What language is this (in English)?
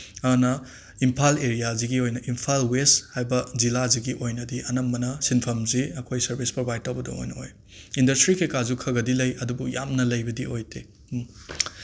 Manipuri